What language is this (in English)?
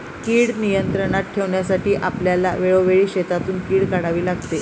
Marathi